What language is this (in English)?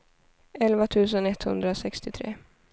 Swedish